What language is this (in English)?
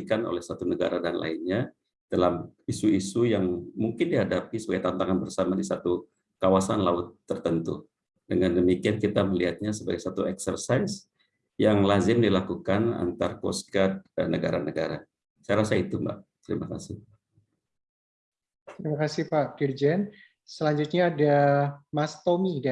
Indonesian